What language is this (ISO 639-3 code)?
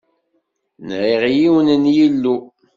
kab